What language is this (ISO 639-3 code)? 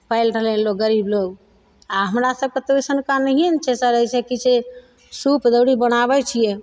mai